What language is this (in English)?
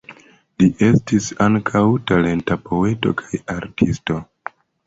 Esperanto